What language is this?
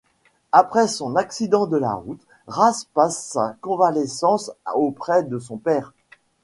French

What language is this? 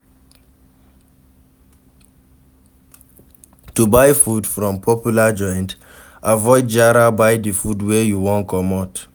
Nigerian Pidgin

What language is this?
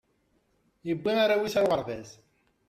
Kabyle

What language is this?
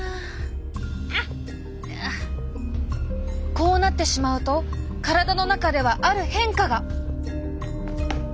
Japanese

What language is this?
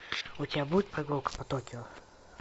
Russian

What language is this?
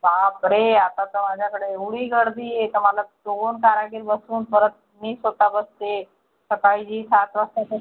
Marathi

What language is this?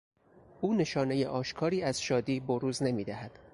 Persian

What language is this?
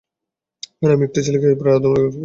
Bangla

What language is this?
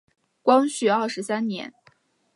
Chinese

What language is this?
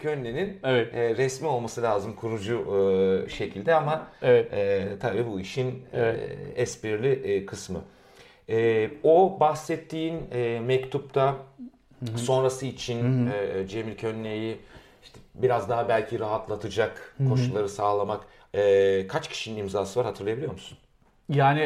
Turkish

